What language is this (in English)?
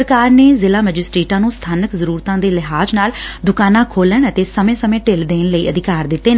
Punjabi